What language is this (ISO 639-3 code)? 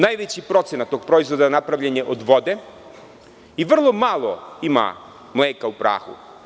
srp